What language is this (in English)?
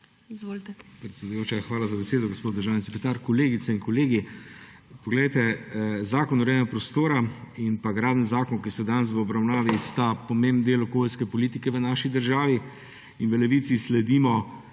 Slovenian